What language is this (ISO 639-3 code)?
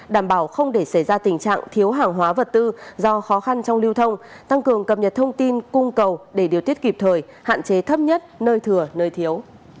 vie